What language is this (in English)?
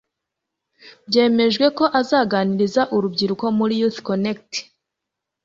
Kinyarwanda